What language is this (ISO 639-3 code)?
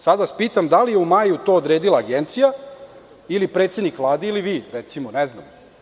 srp